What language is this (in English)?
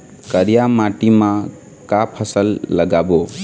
Chhattisgarhi